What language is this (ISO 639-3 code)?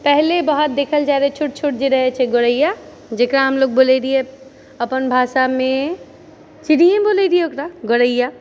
mai